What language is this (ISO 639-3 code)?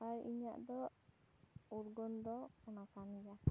sat